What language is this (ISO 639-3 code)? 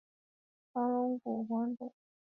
zho